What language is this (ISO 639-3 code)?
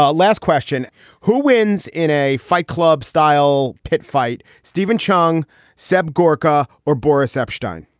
eng